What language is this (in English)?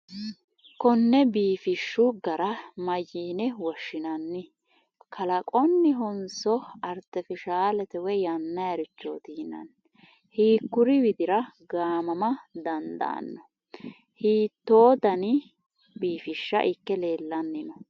Sidamo